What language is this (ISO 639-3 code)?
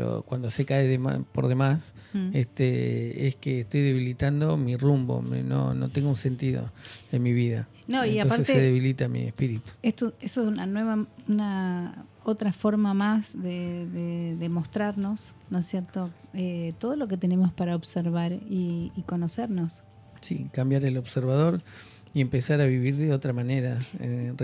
spa